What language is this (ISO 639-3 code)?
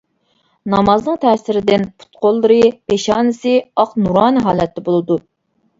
uig